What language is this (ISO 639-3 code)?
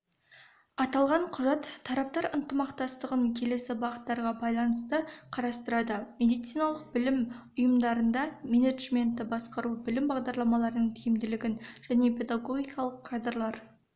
kaz